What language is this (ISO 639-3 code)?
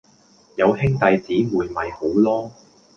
yue